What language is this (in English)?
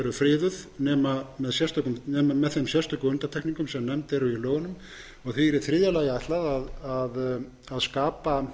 Icelandic